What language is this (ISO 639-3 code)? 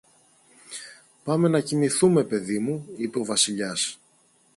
ell